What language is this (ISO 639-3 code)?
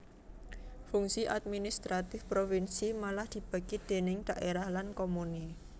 jav